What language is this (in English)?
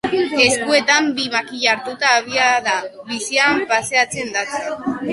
Basque